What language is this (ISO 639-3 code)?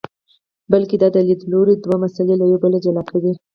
pus